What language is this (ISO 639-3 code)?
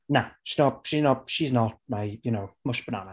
cym